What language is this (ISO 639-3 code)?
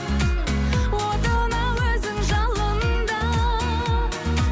kaz